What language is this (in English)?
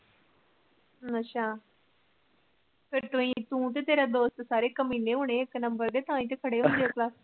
Punjabi